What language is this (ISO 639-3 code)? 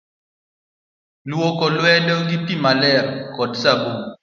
luo